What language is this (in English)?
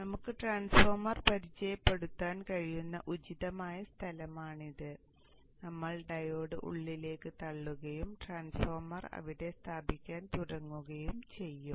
Malayalam